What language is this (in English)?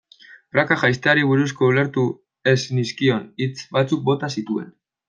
Basque